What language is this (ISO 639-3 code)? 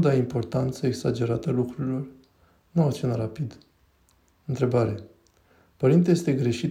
ron